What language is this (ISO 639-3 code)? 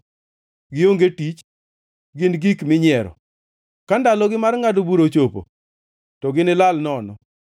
luo